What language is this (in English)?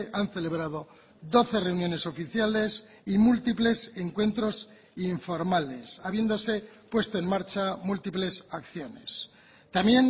Spanish